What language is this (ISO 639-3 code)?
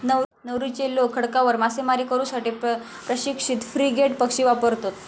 mar